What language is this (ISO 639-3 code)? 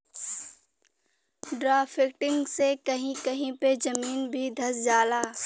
bho